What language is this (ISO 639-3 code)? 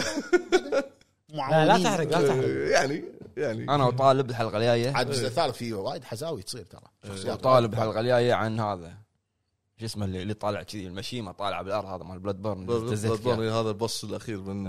ara